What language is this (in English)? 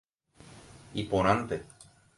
Guarani